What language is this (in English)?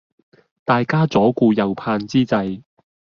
Cantonese